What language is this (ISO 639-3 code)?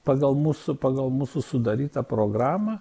lit